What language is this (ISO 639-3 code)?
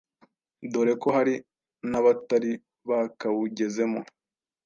kin